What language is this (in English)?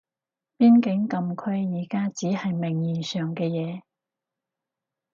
Cantonese